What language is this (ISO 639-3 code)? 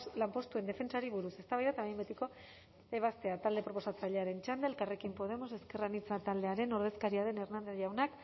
eus